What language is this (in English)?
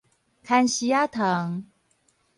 Min Nan Chinese